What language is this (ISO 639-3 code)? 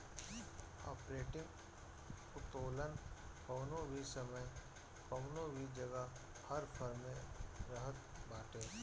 bho